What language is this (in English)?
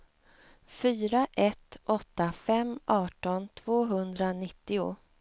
Swedish